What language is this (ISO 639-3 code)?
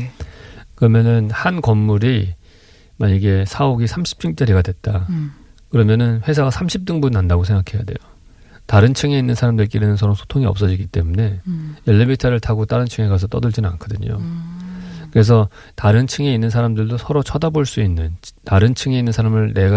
kor